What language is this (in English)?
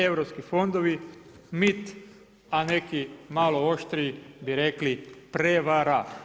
Croatian